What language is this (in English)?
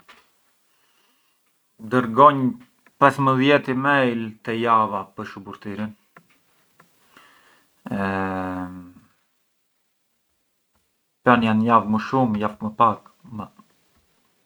Arbëreshë Albanian